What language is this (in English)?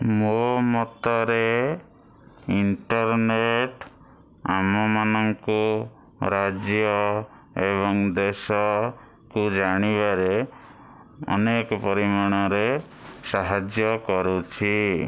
Odia